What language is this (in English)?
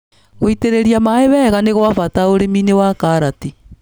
Kikuyu